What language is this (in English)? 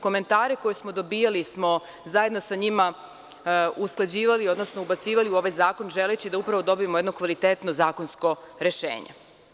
Serbian